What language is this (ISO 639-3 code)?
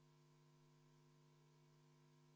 est